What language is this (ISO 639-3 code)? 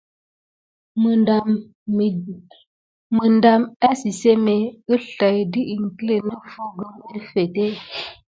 gid